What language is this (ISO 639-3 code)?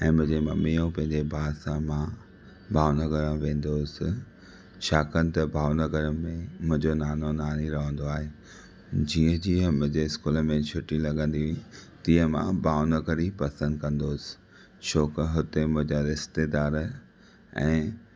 snd